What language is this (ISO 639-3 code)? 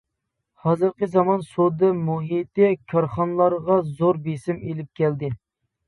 uig